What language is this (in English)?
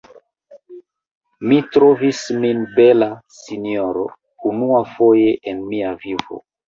Esperanto